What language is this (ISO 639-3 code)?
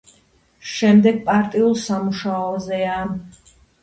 kat